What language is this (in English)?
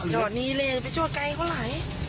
Thai